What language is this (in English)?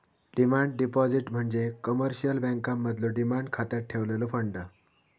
Marathi